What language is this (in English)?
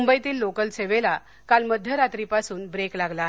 Marathi